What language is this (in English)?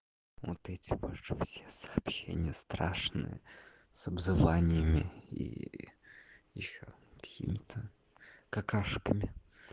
Russian